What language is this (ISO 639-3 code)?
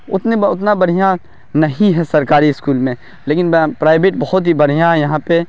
urd